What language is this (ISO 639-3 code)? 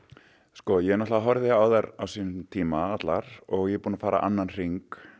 isl